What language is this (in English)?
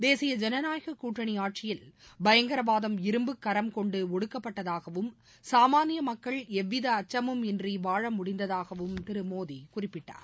Tamil